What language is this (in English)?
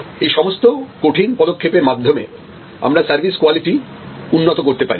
Bangla